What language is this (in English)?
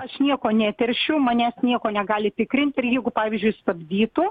Lithuanian